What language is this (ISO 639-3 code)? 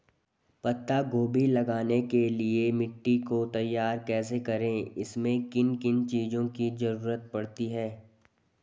hin